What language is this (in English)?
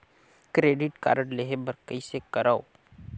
Chhattisgarhi